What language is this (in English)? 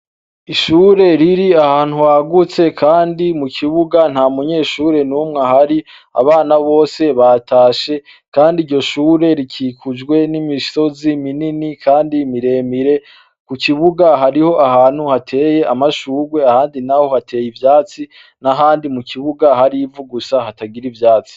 Rundi